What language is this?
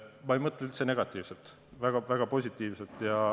Estonian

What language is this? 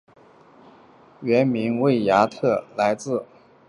Chinese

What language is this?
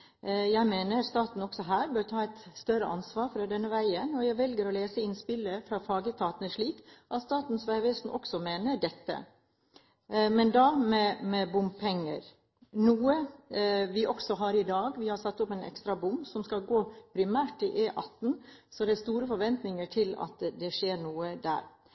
Norwegian Bokmål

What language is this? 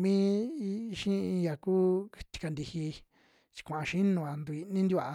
Western Juxtlahuaca Mixtec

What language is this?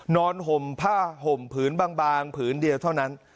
Thai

